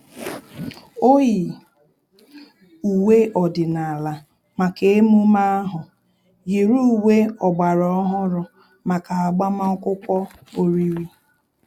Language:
Igbo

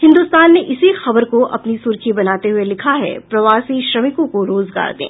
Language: Hindi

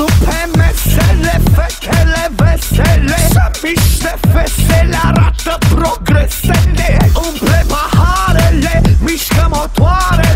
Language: Greek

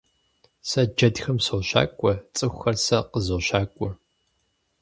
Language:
Kabardian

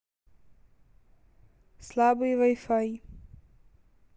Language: Russian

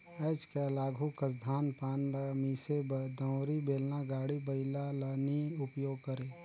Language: Chhattisgarhi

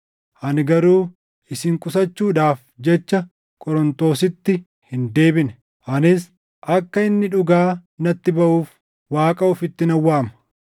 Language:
Oromo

